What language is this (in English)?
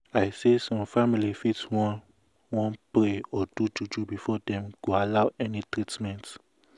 Nigerian Pidgin